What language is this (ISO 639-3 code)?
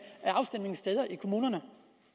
dan